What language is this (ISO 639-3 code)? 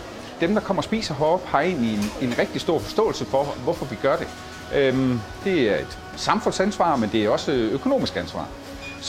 dan